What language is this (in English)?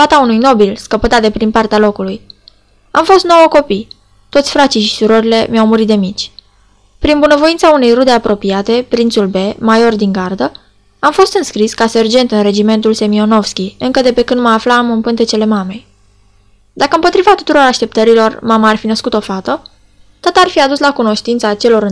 Romanian